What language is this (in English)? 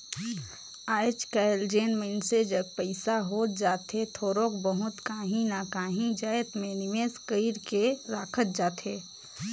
Chhattisgarhi